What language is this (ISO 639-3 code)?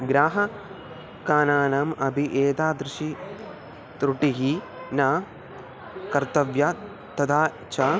san